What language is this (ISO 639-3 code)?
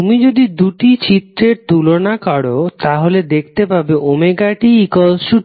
ben